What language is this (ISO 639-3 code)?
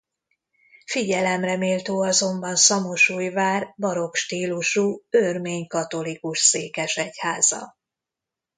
hun